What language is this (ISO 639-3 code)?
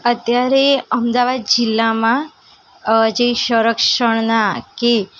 guj